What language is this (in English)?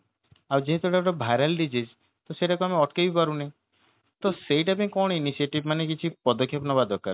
Odia